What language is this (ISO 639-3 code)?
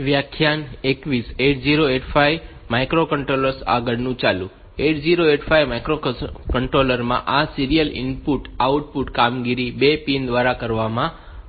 guj